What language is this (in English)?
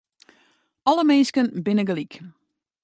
Western Frisian